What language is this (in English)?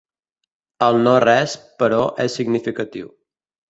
Catalan